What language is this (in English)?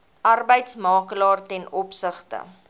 Afrikaans